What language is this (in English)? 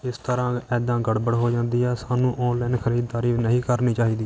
Punjabi